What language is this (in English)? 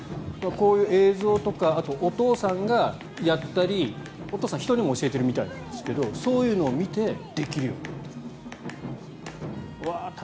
Japanese